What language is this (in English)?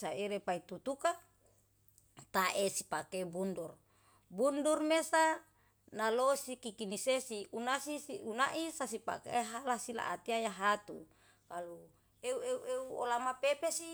Yalahatan